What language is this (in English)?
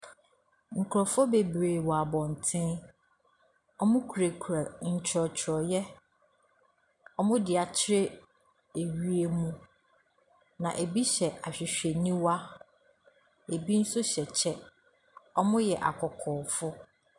Akan